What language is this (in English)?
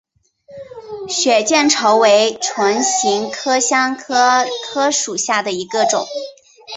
Chinese